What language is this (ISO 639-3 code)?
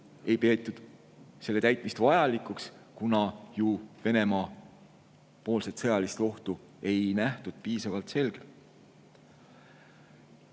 est